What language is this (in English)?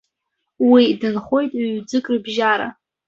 Abkhazian